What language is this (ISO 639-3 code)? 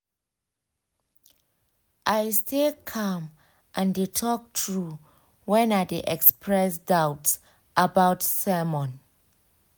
pcm